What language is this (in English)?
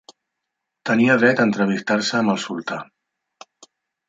Catalan